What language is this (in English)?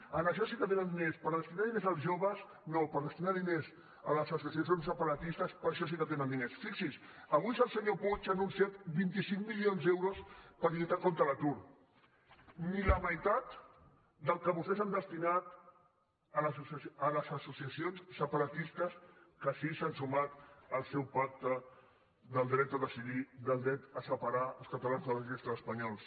Catalan